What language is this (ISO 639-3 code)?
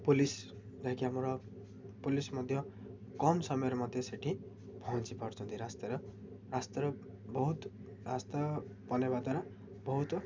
ori